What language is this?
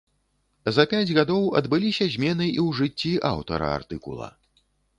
Belarusian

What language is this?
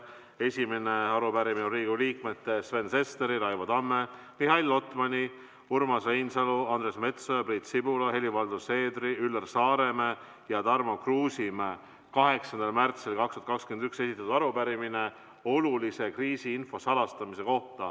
Estonian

